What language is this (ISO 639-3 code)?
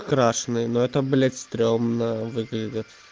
rus